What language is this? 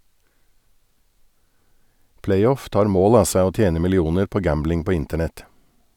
Norwegian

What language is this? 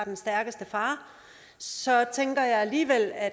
Danish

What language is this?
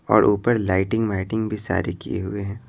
Hindi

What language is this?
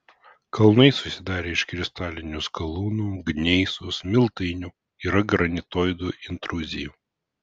Lithuanian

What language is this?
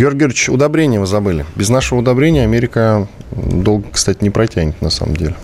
Russian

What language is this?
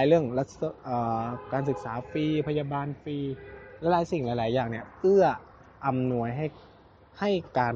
Thai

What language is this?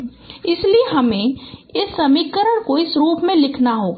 Hindi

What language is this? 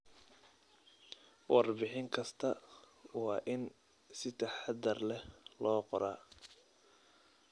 Somali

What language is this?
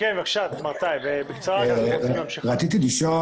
Hebrew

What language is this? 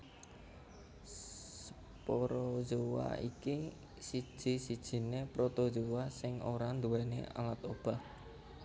Javanese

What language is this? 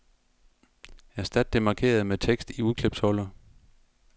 Danish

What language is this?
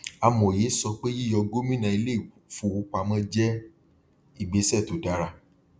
Yoruba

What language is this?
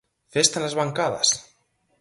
Galician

